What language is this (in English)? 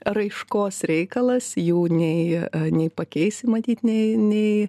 Lithuanian